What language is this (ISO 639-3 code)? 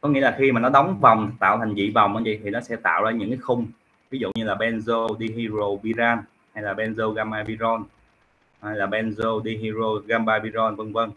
vie